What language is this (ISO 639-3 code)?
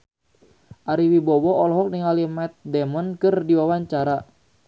sun